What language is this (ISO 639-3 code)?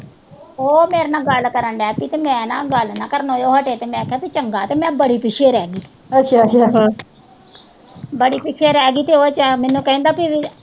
pan